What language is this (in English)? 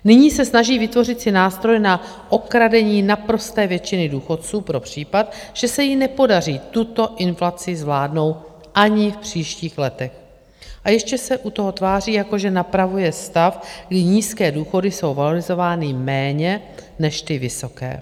Czech